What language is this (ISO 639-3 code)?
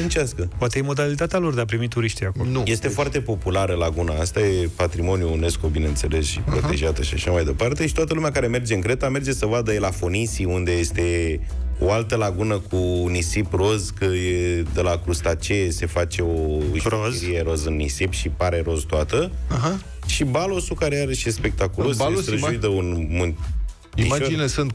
ron